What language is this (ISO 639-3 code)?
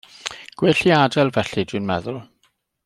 cym